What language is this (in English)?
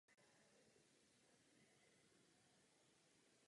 Czech